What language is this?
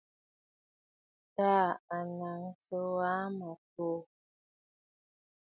Bafut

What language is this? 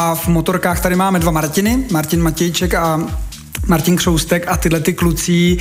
Czech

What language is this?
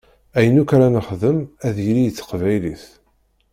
Kabyle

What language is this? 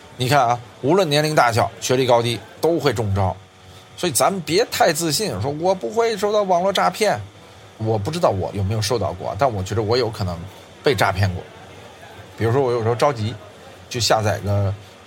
Chinese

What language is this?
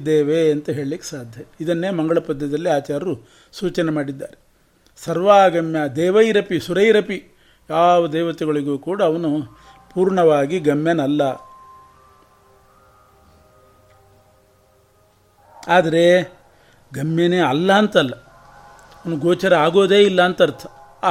Kannada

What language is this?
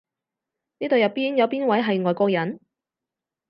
Cantonese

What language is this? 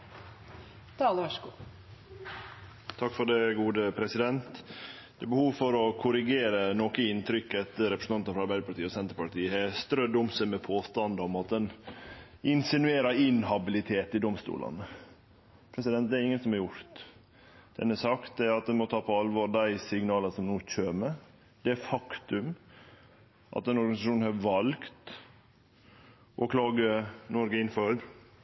Norwegian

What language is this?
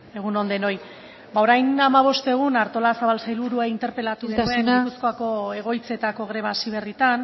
Basque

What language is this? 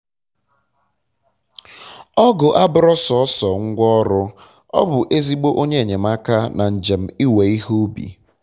Igbo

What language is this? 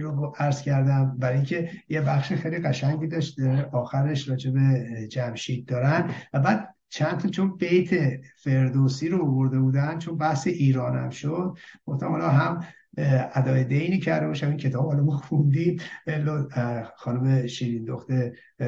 Persian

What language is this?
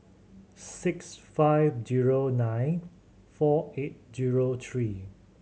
English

